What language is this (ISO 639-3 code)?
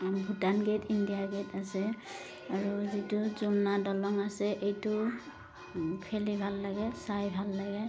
asm